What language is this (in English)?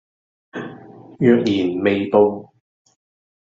Cantonese